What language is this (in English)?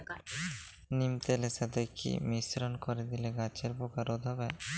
Bangla